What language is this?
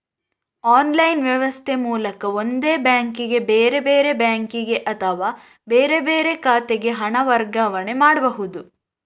Kannada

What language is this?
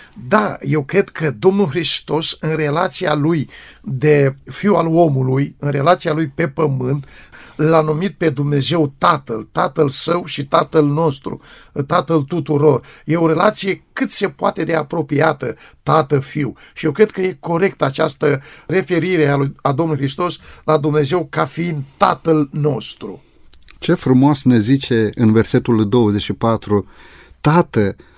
Romanian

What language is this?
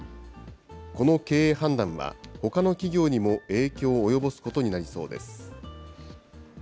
Japanese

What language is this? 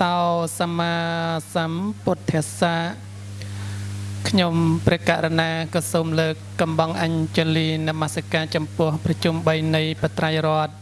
Vietnamese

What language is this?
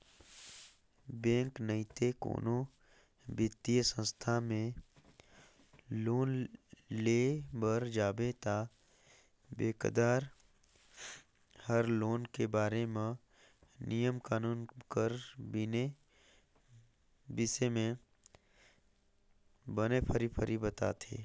Chhattisgarhi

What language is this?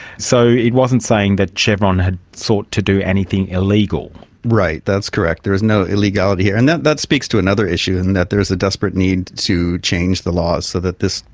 English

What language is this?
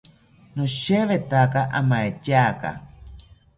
South Ucayali Ashéninka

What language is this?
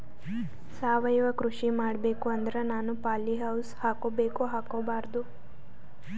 Kannada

